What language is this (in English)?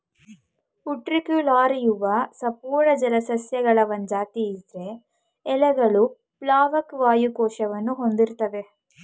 Kannada